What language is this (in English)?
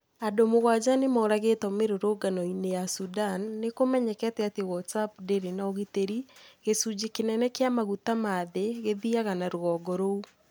Kikuyu